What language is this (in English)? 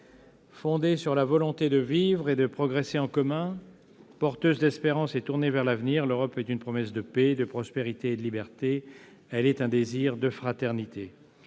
French